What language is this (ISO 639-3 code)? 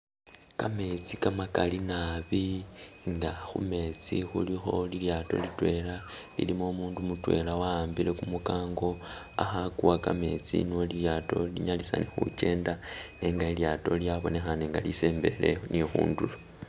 myx